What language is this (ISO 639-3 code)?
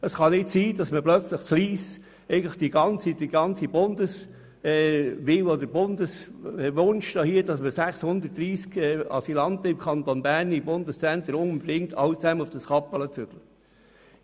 gsw